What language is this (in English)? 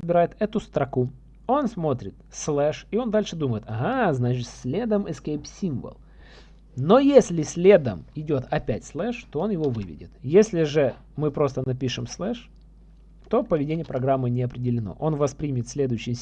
Russian